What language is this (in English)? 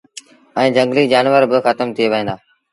Sindhi Bhil